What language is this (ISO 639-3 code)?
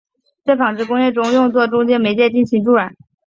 zho